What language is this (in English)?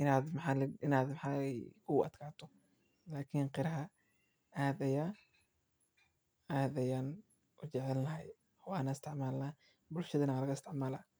Somali